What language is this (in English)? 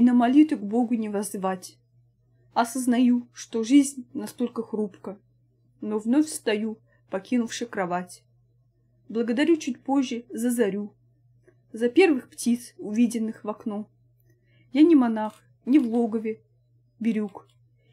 Russian